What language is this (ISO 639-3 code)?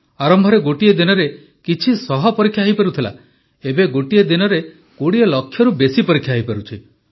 ori